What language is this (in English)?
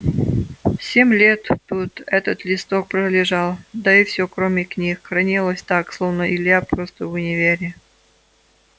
Russian